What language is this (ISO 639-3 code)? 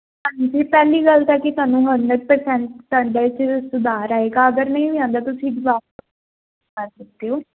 pan